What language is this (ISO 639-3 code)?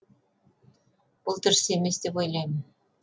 kaz